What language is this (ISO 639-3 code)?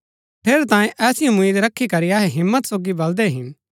gbk